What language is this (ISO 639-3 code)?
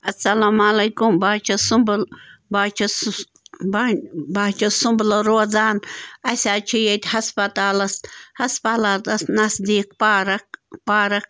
kas